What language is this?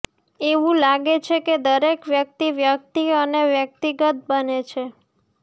Gujarati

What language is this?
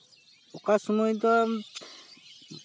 Santali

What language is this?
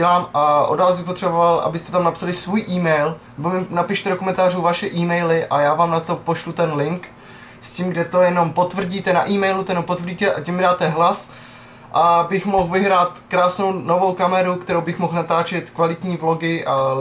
Czech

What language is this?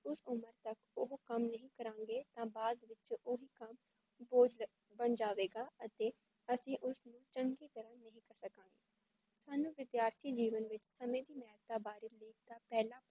Punjabi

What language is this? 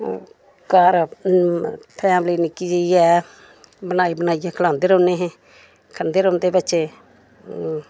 Dogri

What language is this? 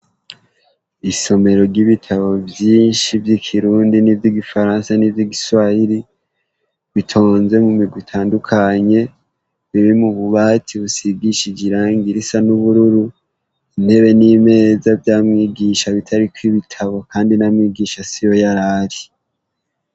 Rundi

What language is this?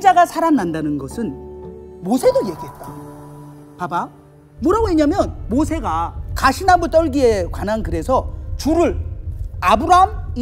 Korean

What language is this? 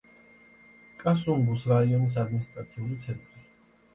Georgian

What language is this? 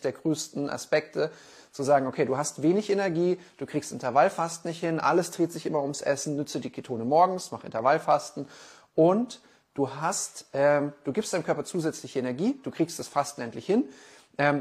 German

